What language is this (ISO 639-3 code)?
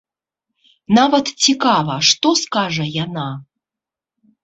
bel